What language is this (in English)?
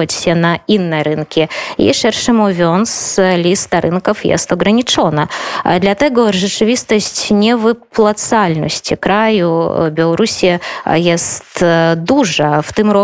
Polish